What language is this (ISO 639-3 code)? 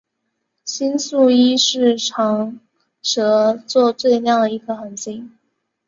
zho